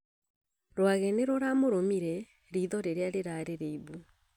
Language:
Kikuyu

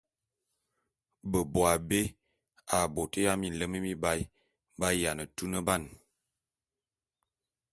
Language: Bulu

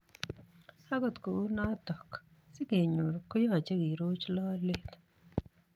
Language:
Kalenjin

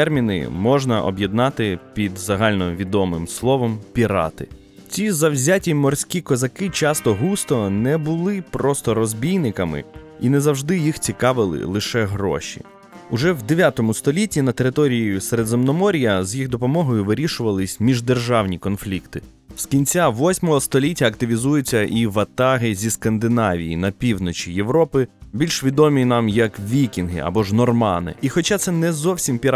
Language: Ukrainian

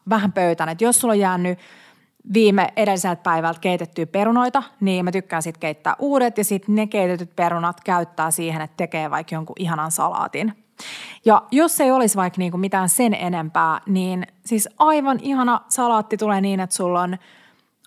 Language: Finnish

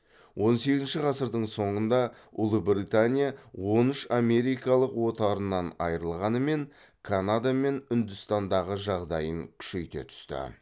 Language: Kazakh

